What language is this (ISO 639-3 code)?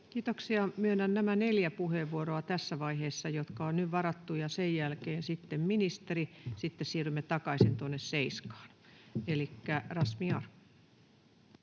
fin